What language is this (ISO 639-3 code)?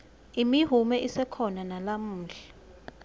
ssw